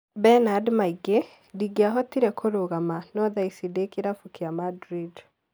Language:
Kikuyu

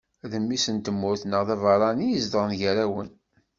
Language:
Kabyle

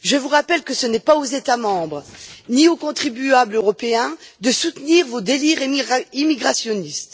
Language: French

